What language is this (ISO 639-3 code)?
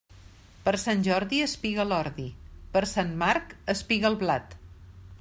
cat